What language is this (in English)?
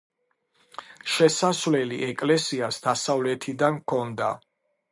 Georgian